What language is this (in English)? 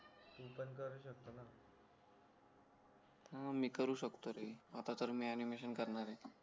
Marathi